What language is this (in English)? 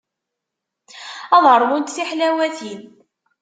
Kabyle